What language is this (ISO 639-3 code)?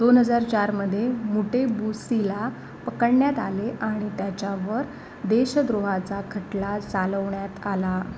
mar